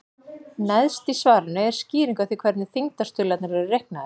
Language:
Icelandic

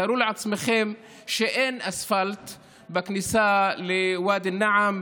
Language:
Hebrew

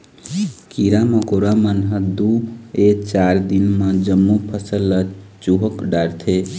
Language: Chhattisgarhi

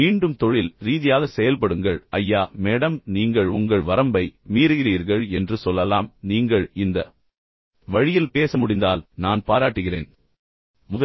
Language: Tamil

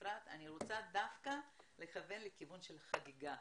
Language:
Hebrew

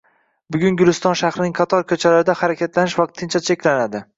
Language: Uzbek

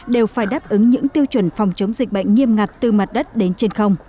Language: Vietnamese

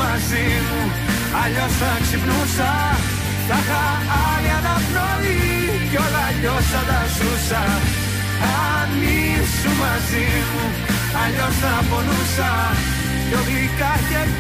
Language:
Greek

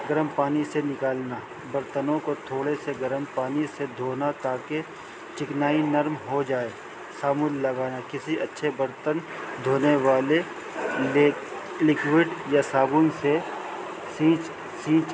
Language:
Urdu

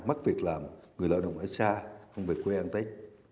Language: Vietnamese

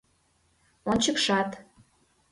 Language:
Mari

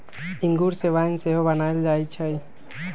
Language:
Magahi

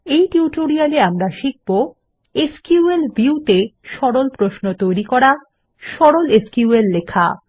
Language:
Bangla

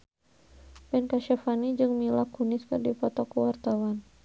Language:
Sundanese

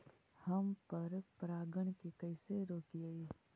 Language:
Magahi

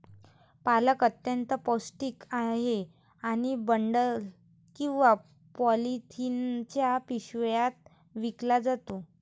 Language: Marathi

